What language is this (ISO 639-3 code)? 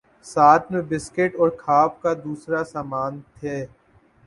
urd